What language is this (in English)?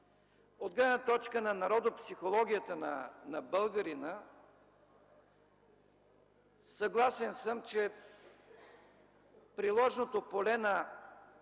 Bulgarian